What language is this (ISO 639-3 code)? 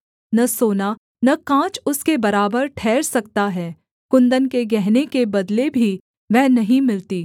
hin